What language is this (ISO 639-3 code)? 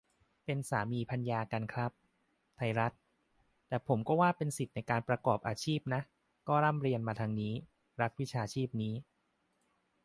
tha